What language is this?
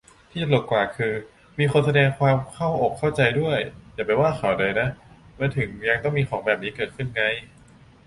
Thai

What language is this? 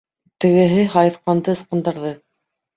Bashkir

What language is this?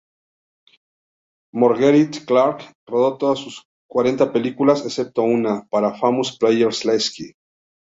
Spanish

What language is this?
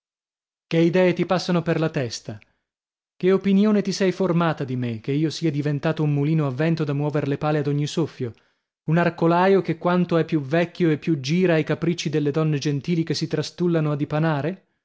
Italian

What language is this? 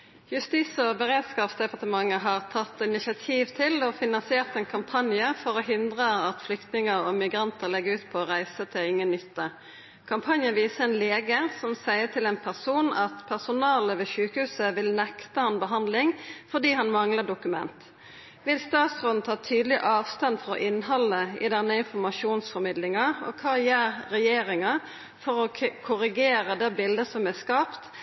Norwegian Nynorsk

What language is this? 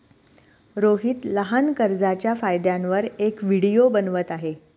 Marathi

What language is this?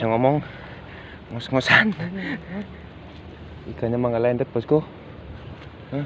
Indonesian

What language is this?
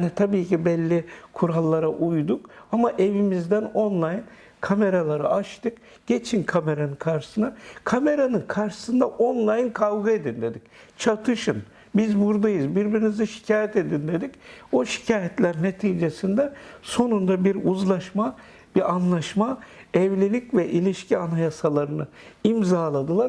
Turkish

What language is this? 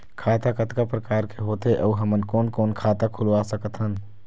Chhattisgarhi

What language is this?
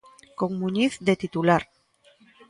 Galician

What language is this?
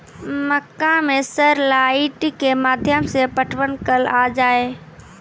Maithili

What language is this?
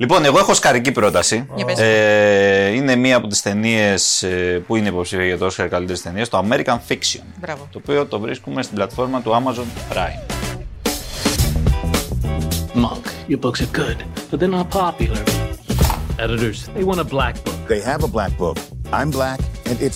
Greek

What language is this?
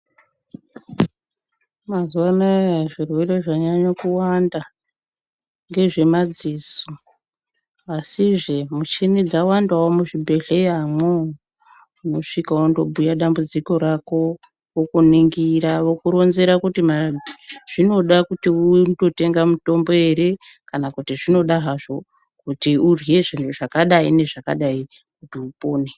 Ndau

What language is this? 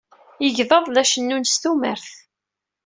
Kabyle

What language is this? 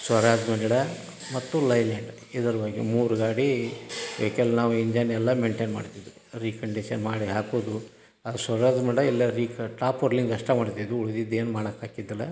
Kannada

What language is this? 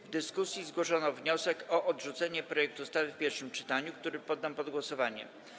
Polish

